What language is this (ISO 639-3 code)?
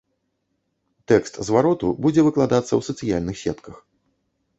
bel